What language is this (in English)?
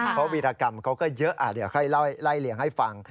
Thai